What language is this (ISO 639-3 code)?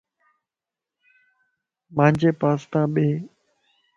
lss